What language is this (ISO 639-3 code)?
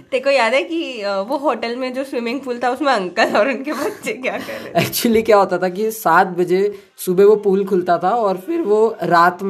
hin